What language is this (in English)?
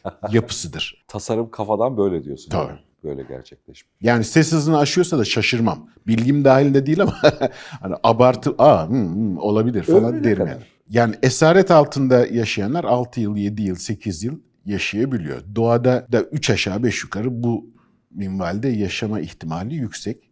Turkish